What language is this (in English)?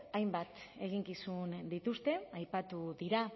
Basque